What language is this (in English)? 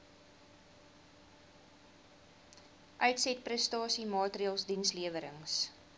Afrikaans